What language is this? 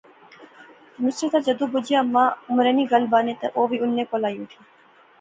Pahari-Potwari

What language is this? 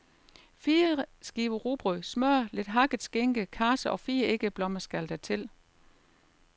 Danish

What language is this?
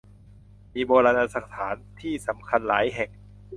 Thai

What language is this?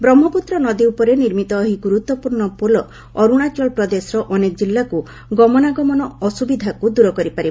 Odia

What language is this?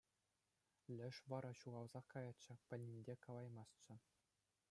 Chuvash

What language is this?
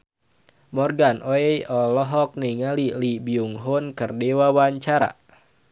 Sundanese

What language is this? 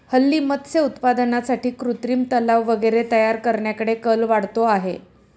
Marathi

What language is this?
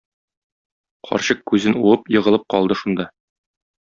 Tatar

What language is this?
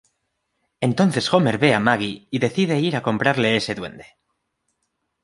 Spanish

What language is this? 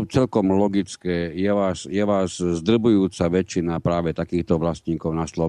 Slovak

